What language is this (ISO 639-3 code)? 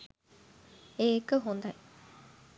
sin